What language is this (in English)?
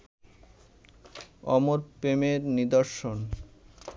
Bangla